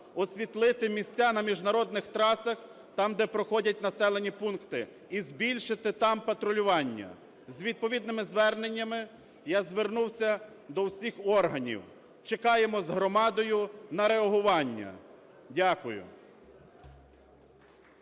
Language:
Ukrainian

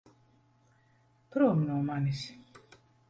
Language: Latvian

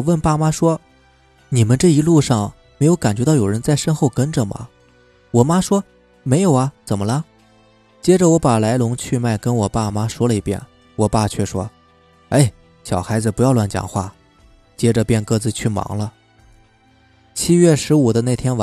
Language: Chinese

